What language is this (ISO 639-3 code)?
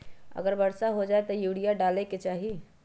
mag